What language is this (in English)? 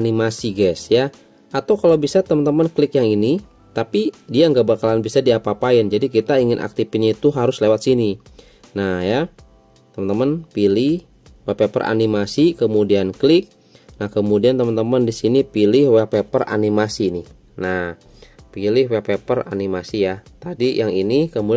Indonesian